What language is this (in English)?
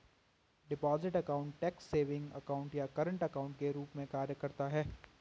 Hindi